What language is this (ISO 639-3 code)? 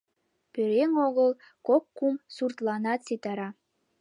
chm